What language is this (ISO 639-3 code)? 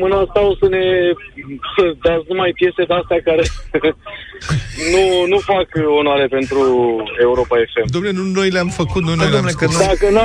ron